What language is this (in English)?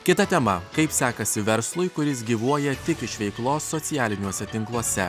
Lithuanian